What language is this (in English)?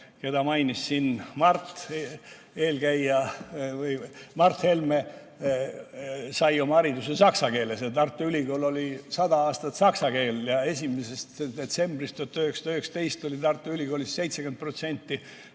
Estonian